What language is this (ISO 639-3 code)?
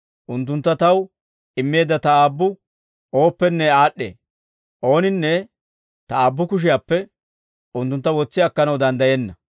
dwr